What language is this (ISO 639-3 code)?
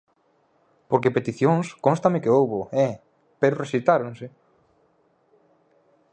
glg